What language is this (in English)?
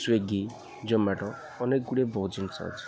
Odia